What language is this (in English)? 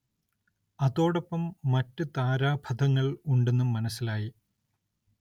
Malayalam